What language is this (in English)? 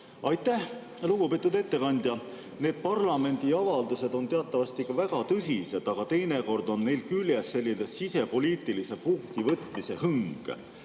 Estonian